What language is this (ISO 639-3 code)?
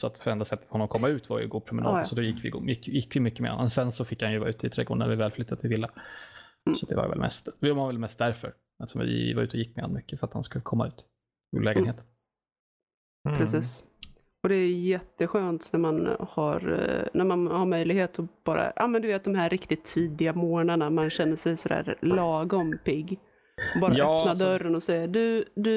swe